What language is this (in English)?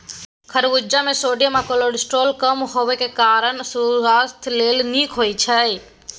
Maithili